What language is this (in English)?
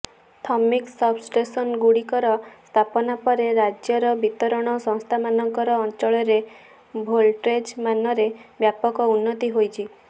Odia